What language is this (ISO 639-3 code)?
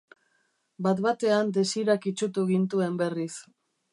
eus